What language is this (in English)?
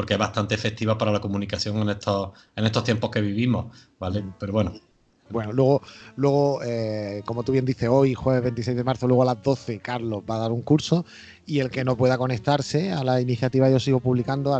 Spanish